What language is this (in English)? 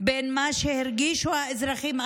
Hebrew